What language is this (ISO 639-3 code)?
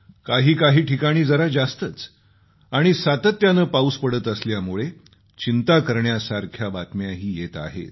mar